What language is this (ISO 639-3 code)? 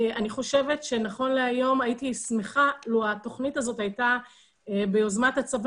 heb